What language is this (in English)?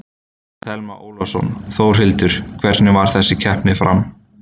Icelandic